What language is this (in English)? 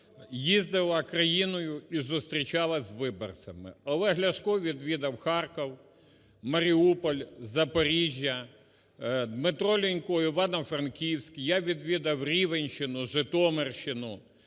Ukrainian